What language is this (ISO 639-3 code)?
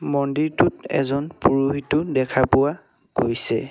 asm